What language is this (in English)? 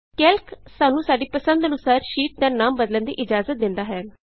Punjabi